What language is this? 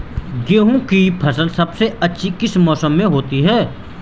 Hindi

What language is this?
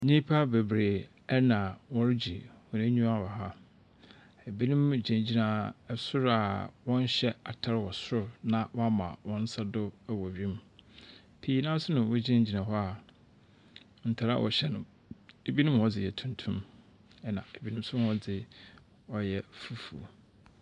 Akan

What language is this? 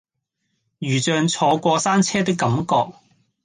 Cantonese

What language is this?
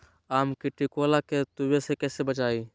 Magahi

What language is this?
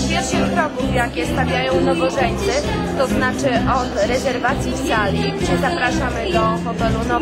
Polish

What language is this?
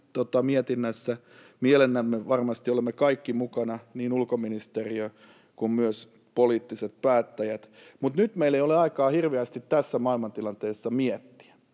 Finnish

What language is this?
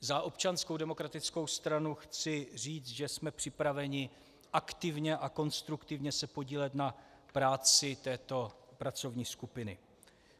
Czech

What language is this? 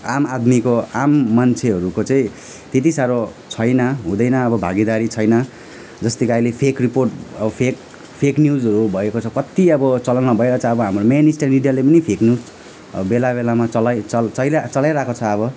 Nepali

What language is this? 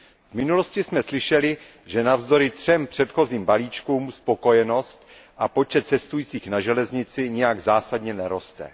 Czech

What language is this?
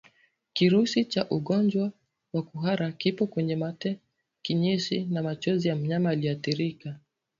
Swahili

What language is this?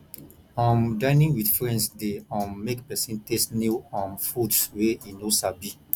Nigerian Pidgin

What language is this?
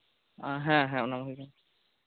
Santali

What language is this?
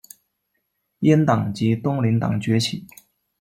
Chinese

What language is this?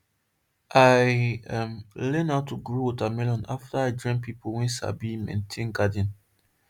Nigerian Pidgin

